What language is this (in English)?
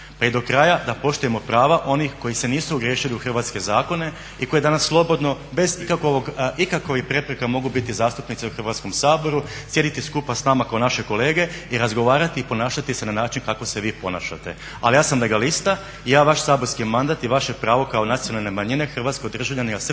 Croatian